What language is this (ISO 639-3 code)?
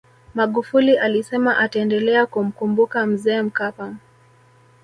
swa